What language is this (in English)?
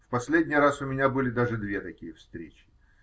Russian